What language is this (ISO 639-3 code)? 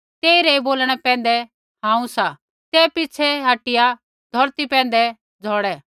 kfx